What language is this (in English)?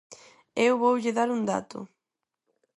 Galician